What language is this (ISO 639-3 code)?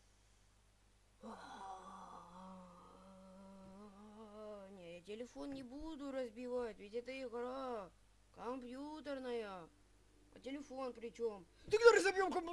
rus